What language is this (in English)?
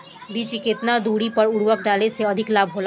Bhojpuri